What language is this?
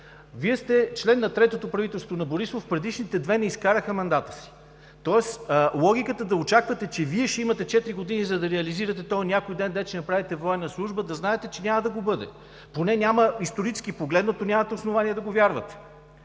Bulgarian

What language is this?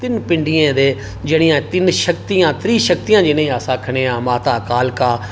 Dogri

